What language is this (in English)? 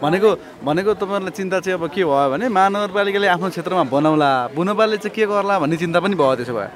Thai